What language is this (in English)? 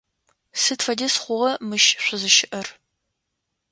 Adyghe